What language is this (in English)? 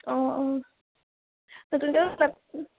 Assamese